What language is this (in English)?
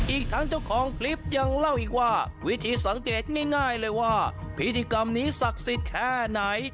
Thai